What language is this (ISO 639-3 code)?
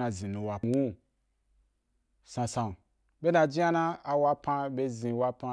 juk